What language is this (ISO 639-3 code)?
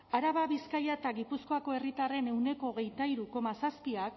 eus